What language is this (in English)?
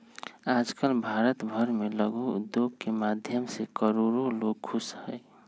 Magahi